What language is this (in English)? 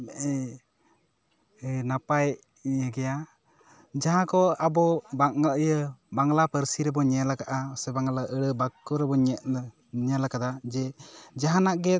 Santali